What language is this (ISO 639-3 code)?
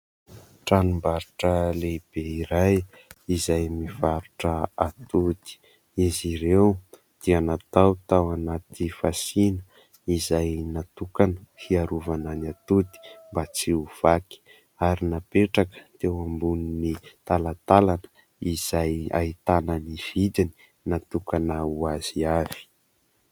mlg